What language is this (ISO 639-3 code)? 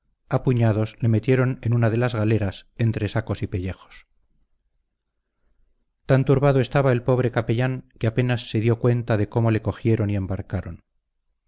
spa